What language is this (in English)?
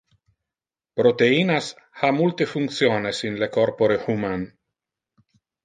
Interlingua